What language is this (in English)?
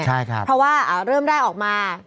Thai